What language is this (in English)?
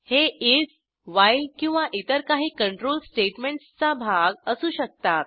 Marathi